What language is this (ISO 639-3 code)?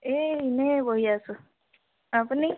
asm